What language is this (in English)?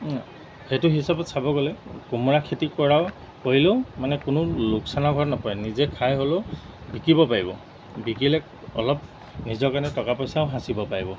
Assamese